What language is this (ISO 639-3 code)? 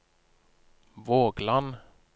nor